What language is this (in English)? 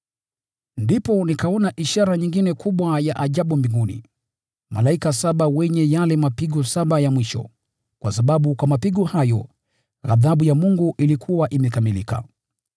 Swahili